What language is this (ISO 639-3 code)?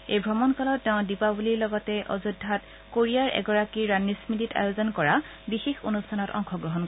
asm